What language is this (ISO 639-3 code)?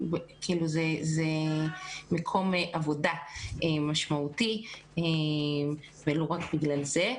heb